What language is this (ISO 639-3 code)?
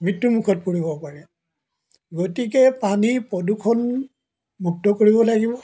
asm